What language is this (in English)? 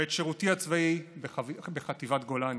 Hebrew